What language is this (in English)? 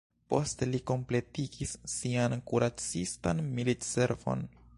Esperanto